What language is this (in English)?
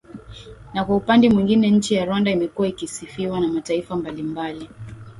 Swahili